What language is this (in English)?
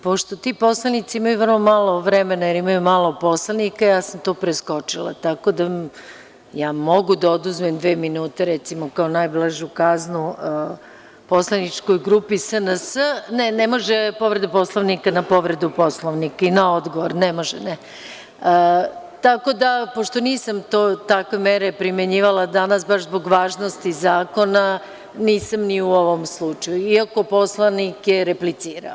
Serbian